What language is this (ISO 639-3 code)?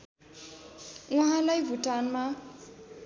nep